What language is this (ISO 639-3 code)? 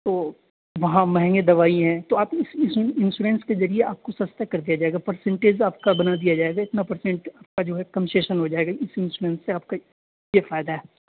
urd